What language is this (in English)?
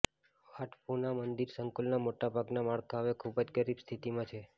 Gujarati